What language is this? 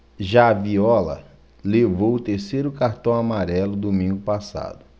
Portuguese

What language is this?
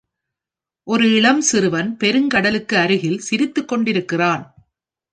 Tamil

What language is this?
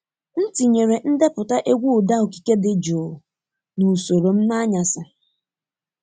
Igbo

